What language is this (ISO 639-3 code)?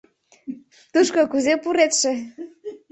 chm